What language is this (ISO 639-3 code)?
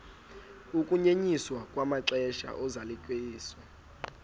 xho